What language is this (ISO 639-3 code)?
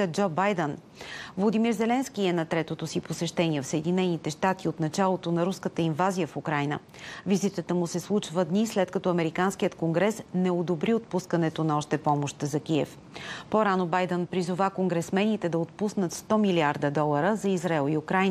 bul